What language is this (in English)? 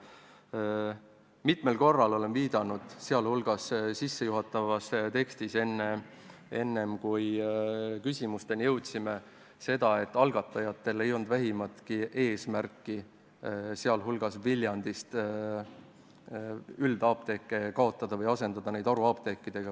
Estonian